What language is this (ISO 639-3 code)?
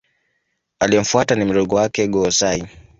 swa